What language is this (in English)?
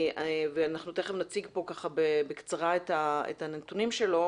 Hebrew